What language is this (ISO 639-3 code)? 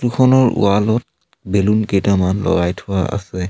asm